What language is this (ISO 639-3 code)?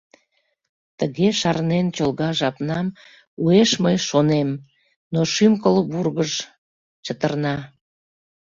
chm